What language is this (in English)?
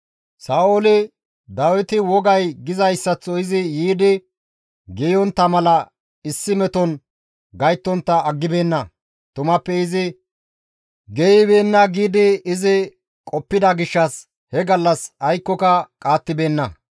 Gamo